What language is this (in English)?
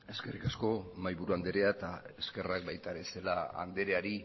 Basque